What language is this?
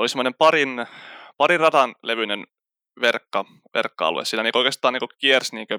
Finnish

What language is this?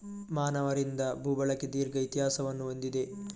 Kannada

